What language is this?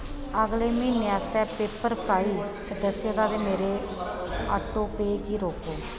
Dogri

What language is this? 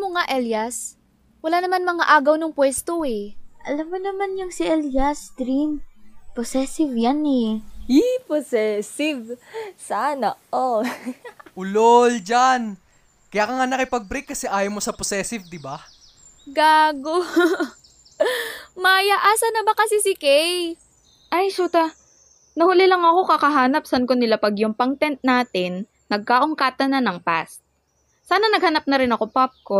Filipino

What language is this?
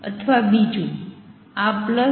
Gujarati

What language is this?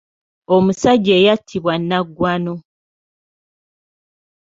Ganda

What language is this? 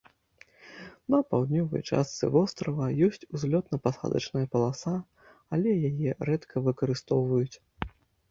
Belarusian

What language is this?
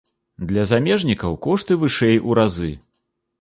Belarusian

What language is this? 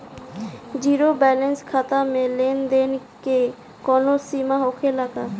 Bhojpuri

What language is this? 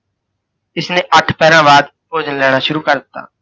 Punjabi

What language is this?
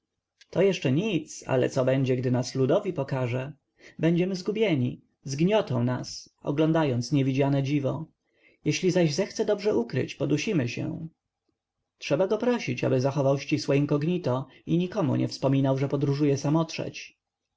Polish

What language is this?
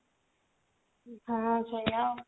Odia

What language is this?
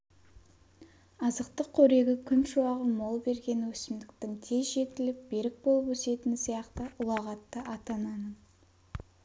Kazakh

